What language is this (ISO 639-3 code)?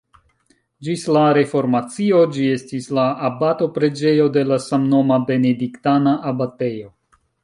epo